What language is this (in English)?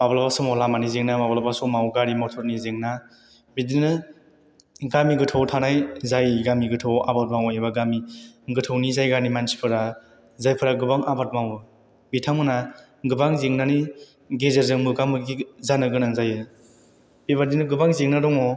Bodo